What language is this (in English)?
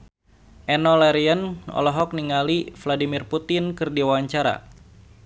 Sundanese